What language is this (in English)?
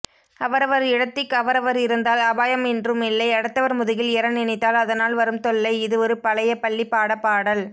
Tamil